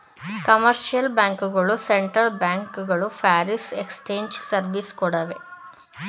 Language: Kannada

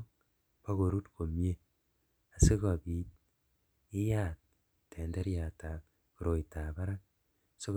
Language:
Kalenjin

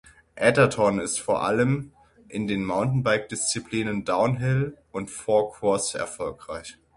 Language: German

